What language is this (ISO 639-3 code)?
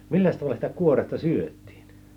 fin